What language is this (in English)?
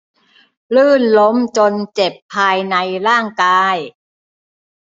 Thai